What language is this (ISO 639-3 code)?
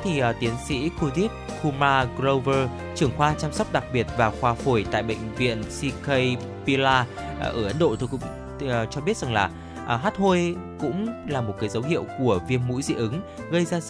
vie